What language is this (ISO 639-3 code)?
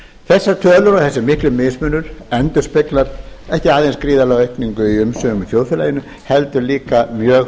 isl